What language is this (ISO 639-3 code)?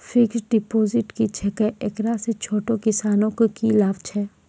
mai